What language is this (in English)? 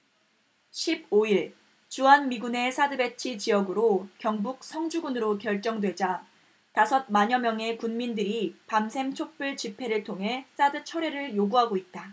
Korean